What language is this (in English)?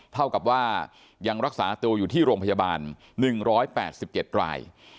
Thai